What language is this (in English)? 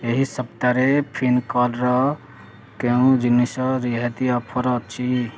Odia